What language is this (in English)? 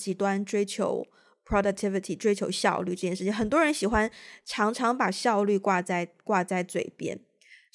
Chinese